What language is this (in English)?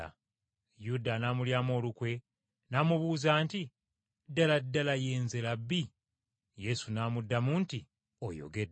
Ganda